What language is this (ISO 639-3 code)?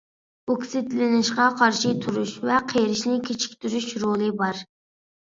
uig